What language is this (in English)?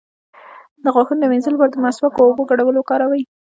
Pashto